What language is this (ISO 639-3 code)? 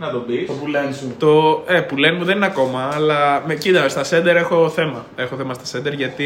ell